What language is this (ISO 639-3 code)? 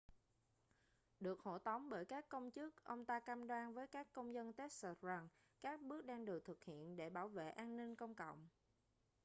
vie